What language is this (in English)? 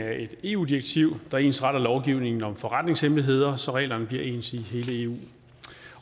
Danish